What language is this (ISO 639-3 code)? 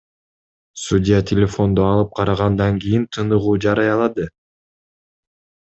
kir